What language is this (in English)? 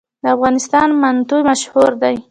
Pashto